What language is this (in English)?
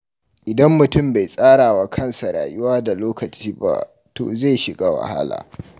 Hausa